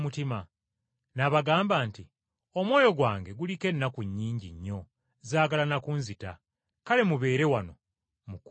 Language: Ganda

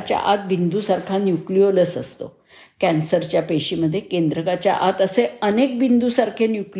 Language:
Marathi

